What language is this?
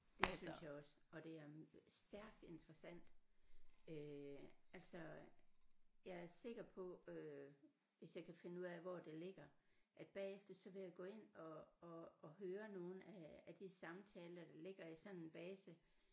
Danish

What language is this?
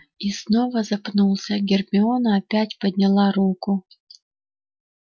Russian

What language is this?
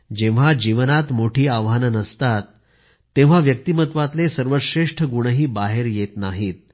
Marathi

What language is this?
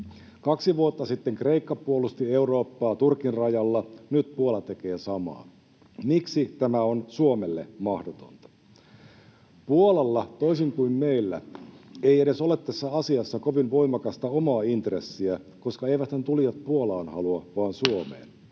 Finnish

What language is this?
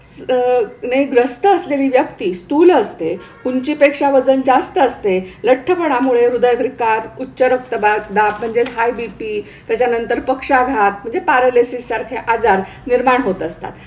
Marathi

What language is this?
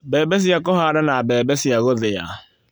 Kikuyu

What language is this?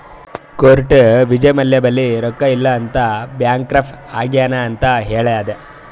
Kannada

